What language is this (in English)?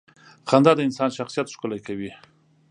Pashto